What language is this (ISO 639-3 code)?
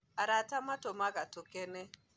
kik